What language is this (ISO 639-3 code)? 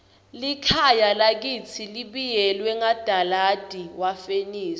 ssw